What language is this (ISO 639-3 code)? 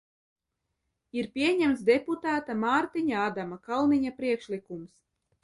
lav